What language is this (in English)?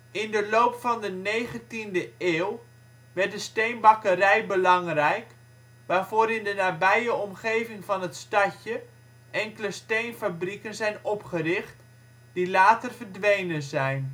Dutch